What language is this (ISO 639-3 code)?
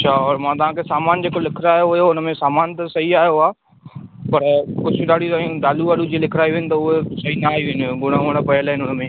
snd